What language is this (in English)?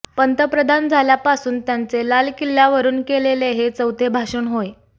Marathi